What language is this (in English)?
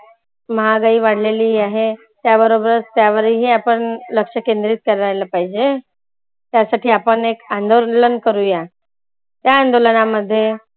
Marathi